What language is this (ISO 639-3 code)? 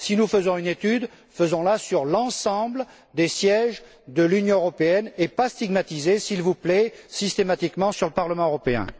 fra